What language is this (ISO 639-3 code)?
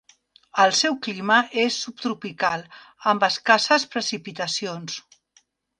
cat